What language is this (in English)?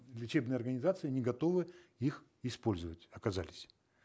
Kazakh